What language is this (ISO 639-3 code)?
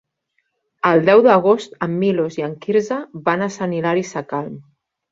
cat